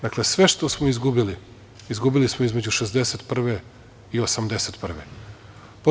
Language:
Serbian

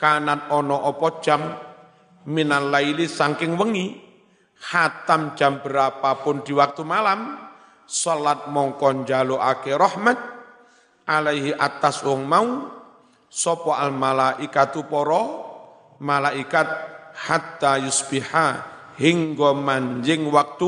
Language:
Indonesian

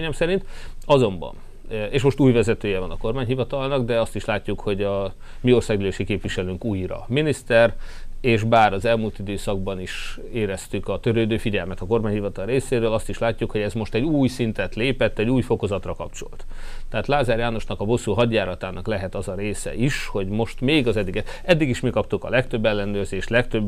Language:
Hungarian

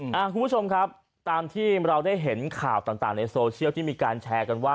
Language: Thai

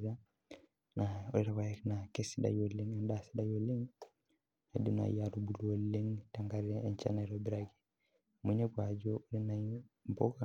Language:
Masai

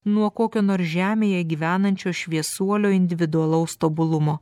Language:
Lithuanian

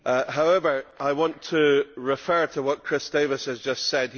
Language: English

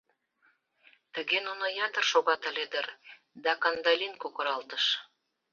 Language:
Mari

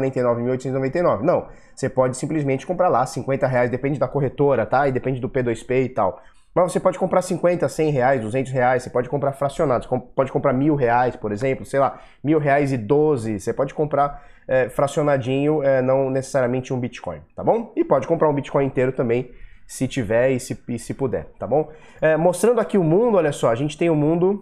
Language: Portuguese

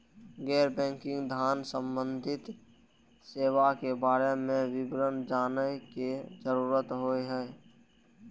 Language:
Maithili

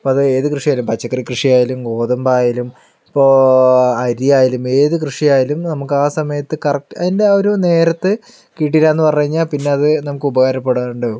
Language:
Malayalam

